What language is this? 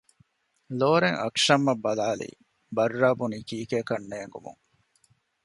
Divehi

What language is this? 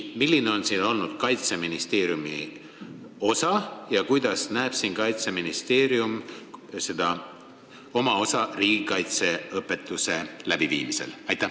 Estonian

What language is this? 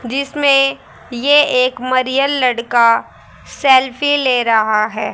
Hindi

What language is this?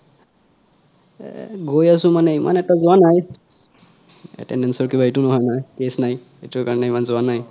Assamese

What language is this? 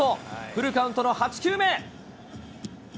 Japanese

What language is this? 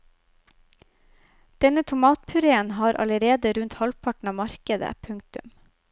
Norwegian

